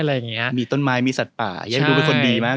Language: Thai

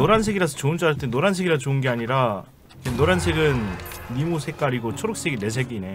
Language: Korean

